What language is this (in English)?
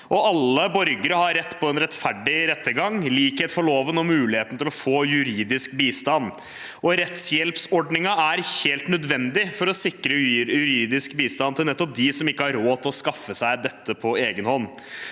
Norwegian